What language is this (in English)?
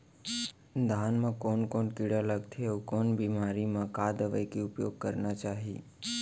Chhattisgarhi